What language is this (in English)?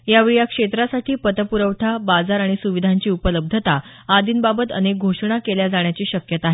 Marathi